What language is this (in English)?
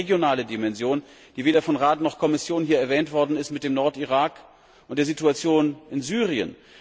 German